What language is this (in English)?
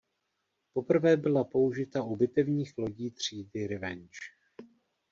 Czech